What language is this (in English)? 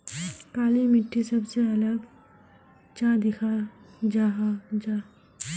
Magahi